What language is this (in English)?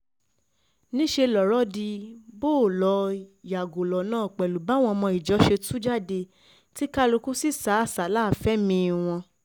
Yoruba